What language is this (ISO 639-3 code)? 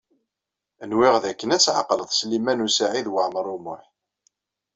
kab